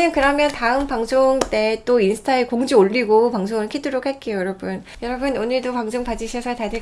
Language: Korean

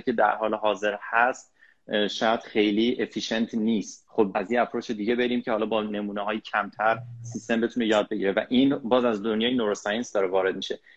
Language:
Persian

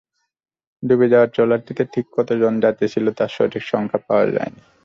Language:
Bangla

